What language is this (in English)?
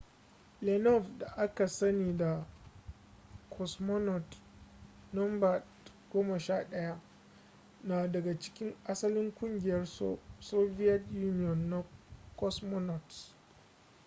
Hausa